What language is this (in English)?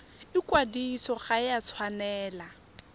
Tswana